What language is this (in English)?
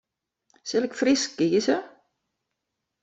Western Frisian